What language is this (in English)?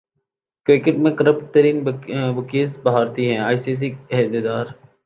Urdu